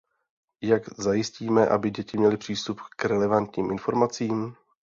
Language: Czech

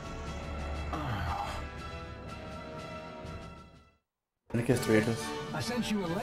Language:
Spanish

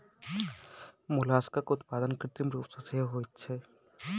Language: Maithili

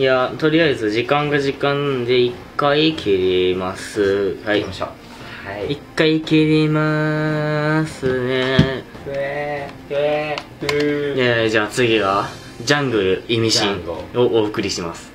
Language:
Japanese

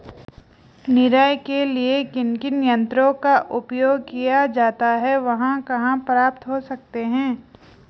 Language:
Hindi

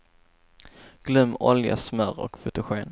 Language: Swedish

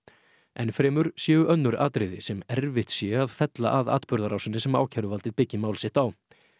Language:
Icelandic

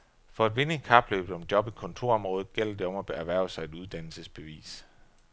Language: Danish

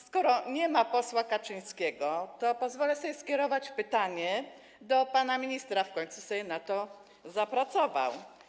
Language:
Polish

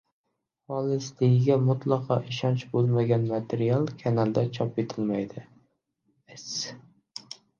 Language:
Uzbek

